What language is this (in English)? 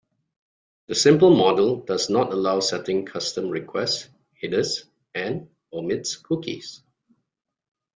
English